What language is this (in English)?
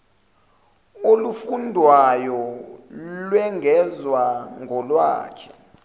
Zulu